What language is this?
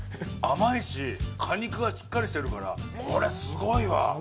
Japanese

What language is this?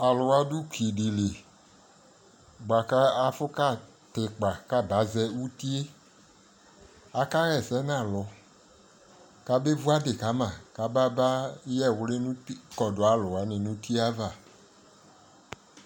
Ikposo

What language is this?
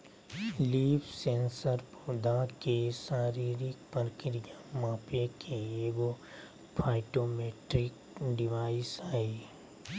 Magahi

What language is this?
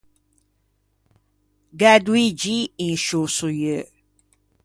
Ligurian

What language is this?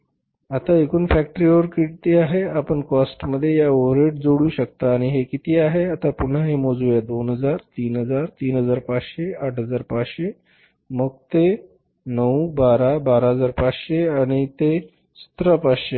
Marathi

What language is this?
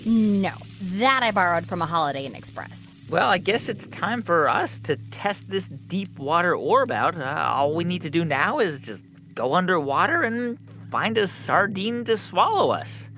English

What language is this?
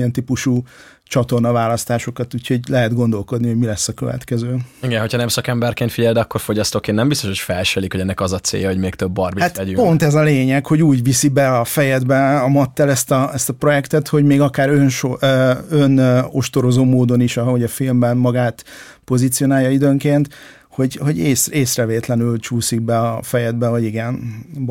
Hungarian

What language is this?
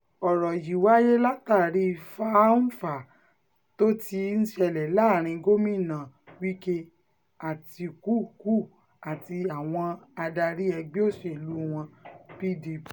Yoruba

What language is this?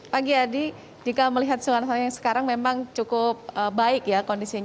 Indonesian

